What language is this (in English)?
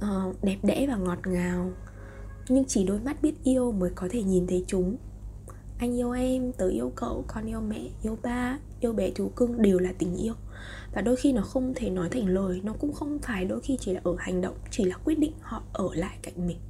Vietnamese